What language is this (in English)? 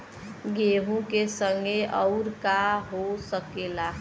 Bhojpuri